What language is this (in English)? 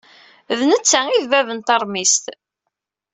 Kabyle